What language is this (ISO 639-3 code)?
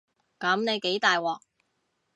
yue